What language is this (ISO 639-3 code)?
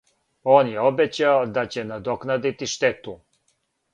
srp